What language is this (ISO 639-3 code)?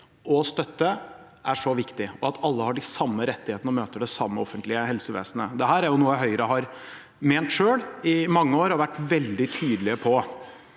nor